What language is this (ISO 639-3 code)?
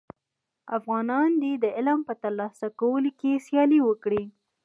pus